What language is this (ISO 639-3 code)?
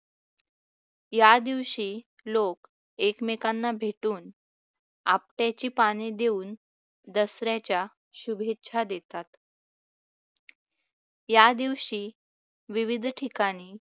mar